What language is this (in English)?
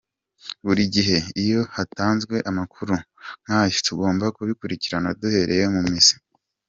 Kinyarwanda